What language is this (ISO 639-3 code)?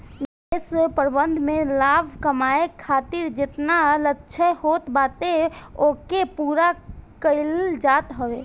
bho